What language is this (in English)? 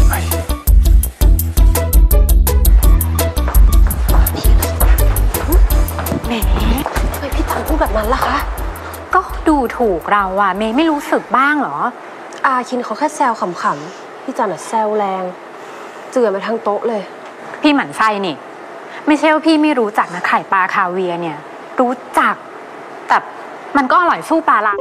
Thai